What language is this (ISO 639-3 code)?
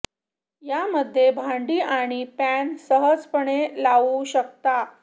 mar